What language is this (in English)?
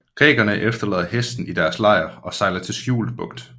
Danish